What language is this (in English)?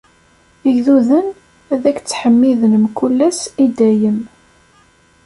Kabyle